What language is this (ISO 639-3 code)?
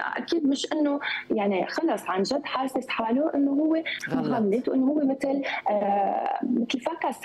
ara